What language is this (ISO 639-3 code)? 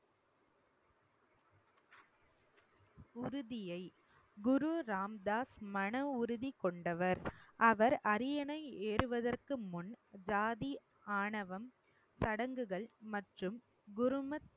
tam